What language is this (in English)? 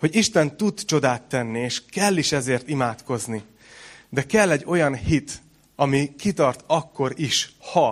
Hungarian